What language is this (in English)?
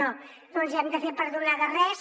Catalan